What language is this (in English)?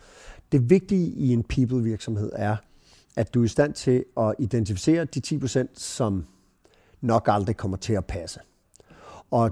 Danish